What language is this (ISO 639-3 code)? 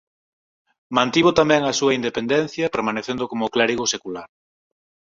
glg